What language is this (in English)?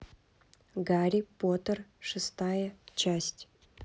Russian